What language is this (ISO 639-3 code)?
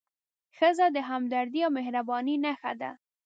pus